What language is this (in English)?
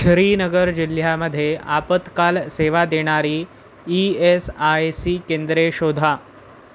Marathi